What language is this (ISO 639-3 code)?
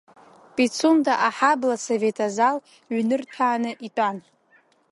abk